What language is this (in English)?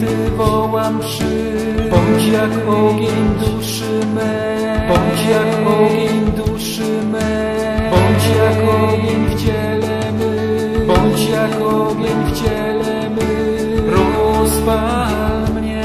Polish